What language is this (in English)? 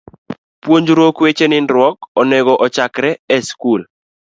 Luo (Kenya and Tanzania)